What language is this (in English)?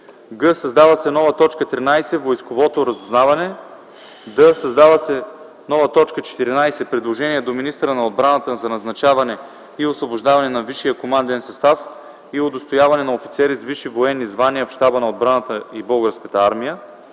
Bulgarian